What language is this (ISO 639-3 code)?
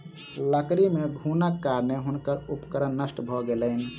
mai